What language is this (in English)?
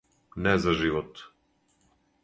Serbian